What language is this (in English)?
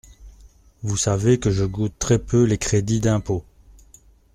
French